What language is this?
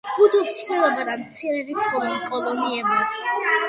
Georgian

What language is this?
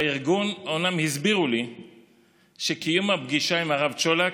Hebrew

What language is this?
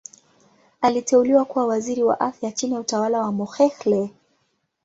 Swahili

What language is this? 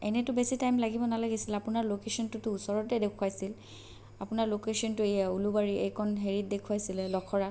Assamese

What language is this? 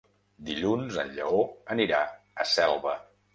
Catalan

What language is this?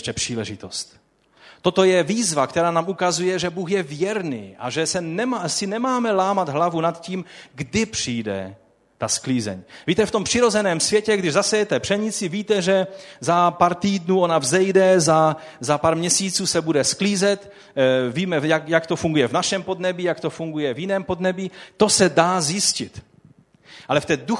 Czech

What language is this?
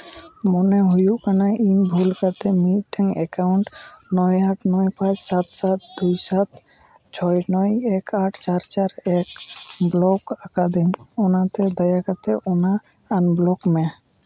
Santali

